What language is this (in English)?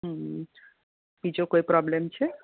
Gujarati